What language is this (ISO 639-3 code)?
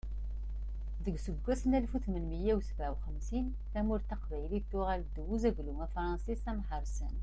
kab